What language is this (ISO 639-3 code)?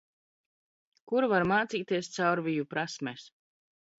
lav